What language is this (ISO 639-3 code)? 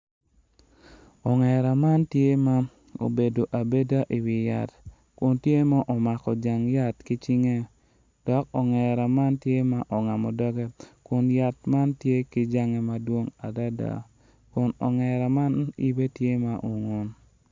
ach